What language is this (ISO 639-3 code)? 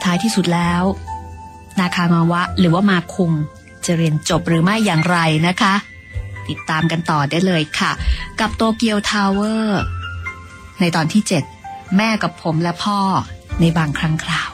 tha